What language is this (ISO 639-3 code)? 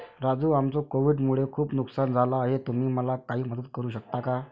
mar